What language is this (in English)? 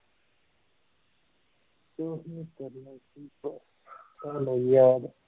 Punjabi